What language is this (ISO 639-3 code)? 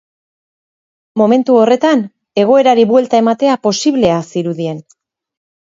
eus